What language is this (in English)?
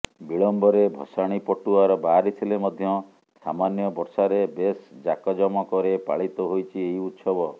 Odia